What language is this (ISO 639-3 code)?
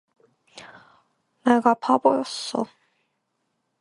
kor